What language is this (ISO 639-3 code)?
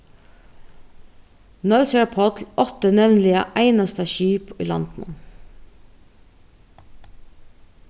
fao